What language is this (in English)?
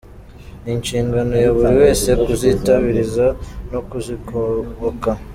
Kinyarwanda